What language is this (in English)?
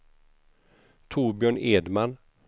Swedish